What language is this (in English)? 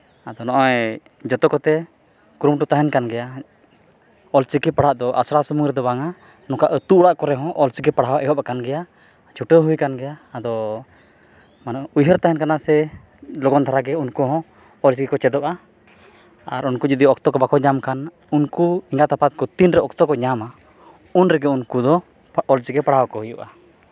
Santali